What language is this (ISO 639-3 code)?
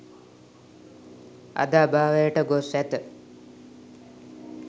sin